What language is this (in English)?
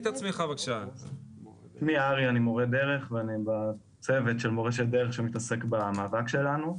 Hebrew